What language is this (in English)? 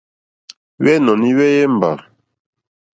Mokpwe